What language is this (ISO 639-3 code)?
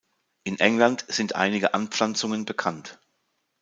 deu